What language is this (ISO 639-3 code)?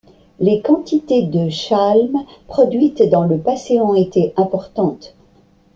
fra